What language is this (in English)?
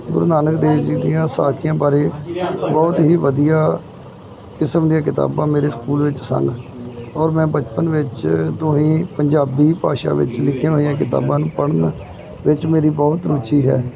Punjabi